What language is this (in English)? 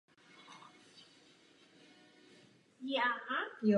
Czech